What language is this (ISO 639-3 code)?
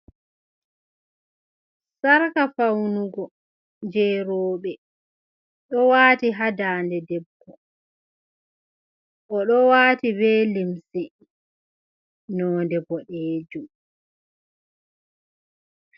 ful